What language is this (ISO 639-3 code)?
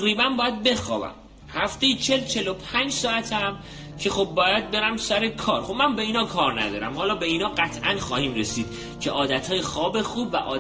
fas